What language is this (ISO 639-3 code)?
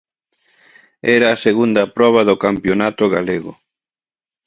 glg